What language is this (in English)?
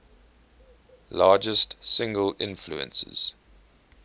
English